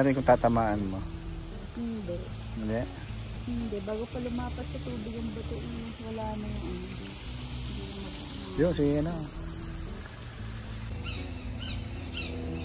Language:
Filipino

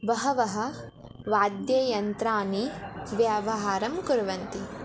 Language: Sanskrit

